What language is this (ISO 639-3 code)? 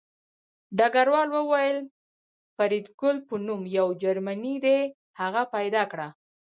pus